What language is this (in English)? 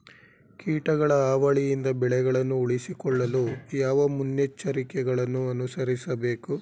Kannada